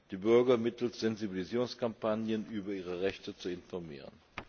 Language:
German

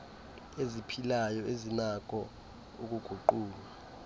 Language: Xhosa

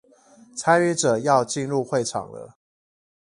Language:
Chinese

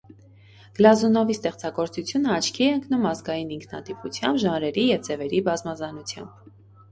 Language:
Armenian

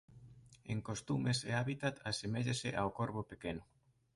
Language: Galician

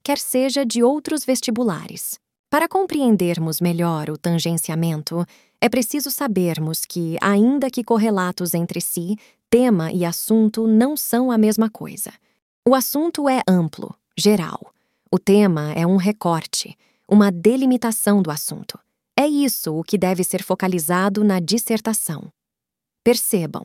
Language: Portuguese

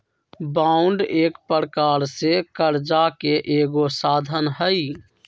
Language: Magahi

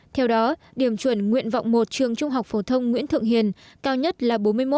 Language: Vietnamese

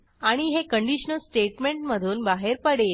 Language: Marathi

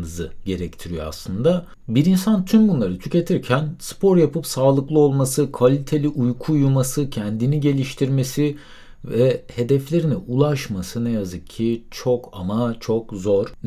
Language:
Turkish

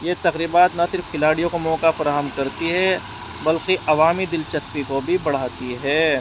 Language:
Urdu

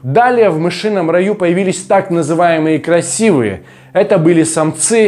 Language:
Russian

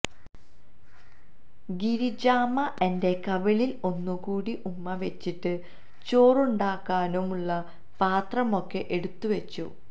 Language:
Malayalam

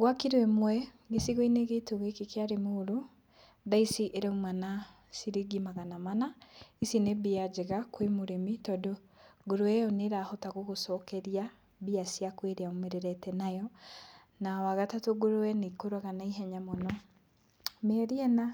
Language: Kikuyu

